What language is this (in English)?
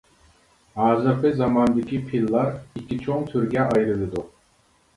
Uyghur